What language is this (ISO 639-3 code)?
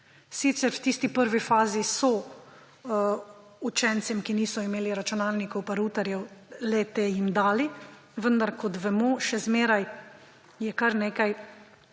slv